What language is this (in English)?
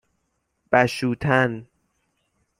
Persian